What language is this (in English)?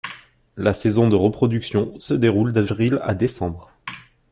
French